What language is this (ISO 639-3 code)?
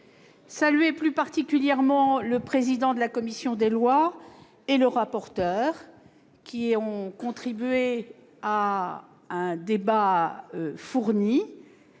fra